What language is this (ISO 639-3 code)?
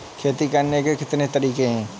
hin